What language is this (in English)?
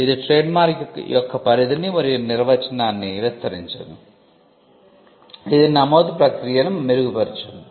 Telugu